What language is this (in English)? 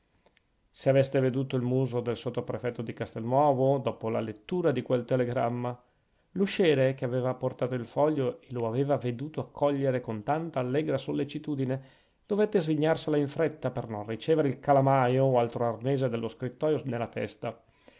Italian